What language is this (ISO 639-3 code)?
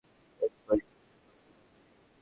ben